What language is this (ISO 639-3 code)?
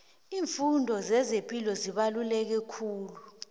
nbl